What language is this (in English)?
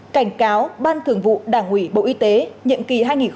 Vietnamese